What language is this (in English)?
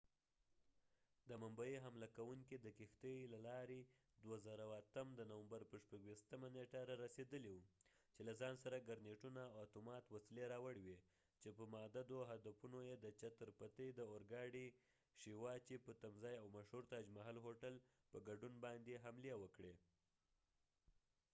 Pashto